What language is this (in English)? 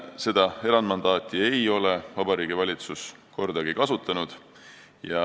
Estonian